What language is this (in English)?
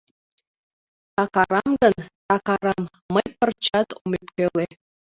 Mari